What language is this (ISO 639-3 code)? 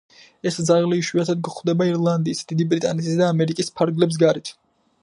kat